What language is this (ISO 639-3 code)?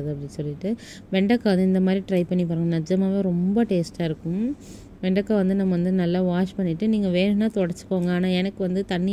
ron